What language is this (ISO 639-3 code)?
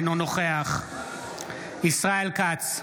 heb